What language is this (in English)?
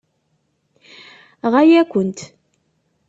Kabyle